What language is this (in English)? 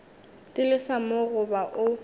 Northern Sotho